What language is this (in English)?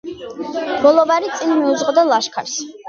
Georgian